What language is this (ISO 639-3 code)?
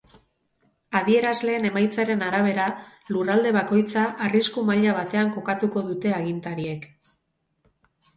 eus